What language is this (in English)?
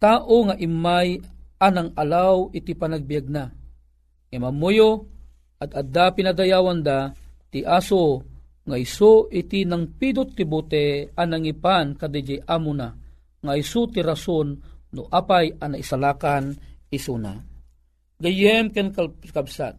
Filipino